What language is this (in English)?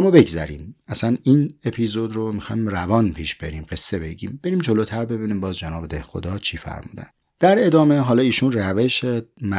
Persian